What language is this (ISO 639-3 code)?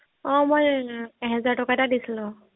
asm